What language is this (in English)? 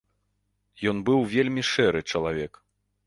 Belarusian